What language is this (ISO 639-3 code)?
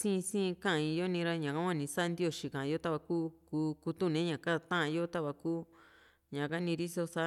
vmc